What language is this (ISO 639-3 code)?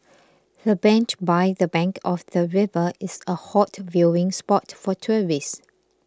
eng